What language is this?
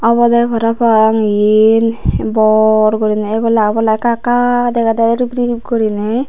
Chakma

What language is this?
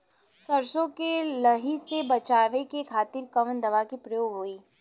Bhojpuri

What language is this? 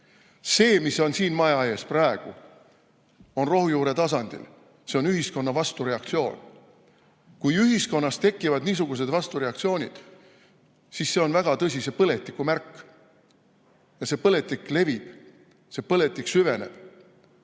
Estonian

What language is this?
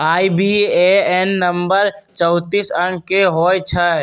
Magahi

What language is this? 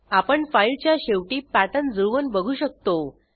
Marathi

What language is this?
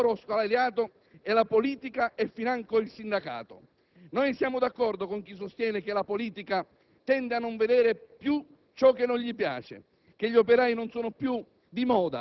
Italian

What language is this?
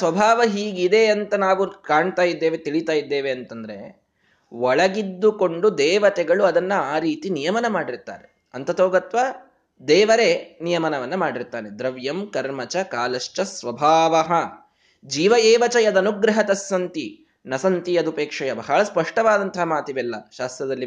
Kannada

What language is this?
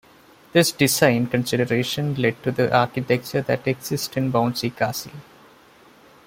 English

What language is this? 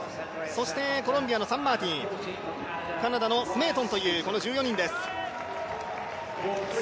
Japanese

